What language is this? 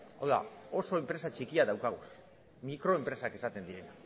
Basque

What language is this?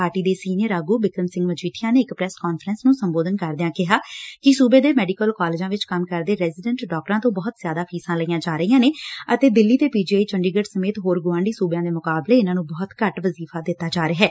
Punjabi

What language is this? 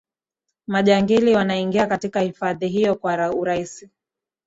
Swahili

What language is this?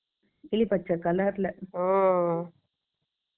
Tamil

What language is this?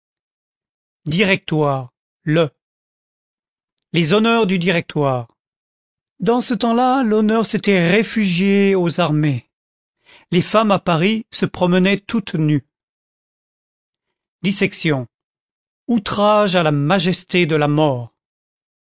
French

